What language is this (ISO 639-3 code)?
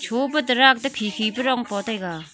nnp